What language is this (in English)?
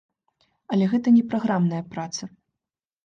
Belarusian